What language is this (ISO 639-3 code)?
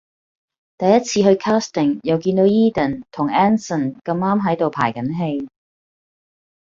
yue